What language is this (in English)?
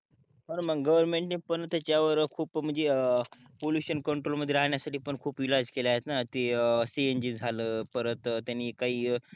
Marathi